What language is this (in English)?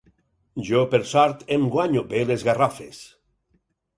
Catalan